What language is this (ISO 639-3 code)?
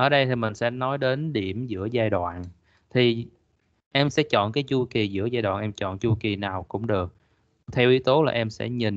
vie